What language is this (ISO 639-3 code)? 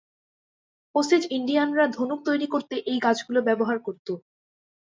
ben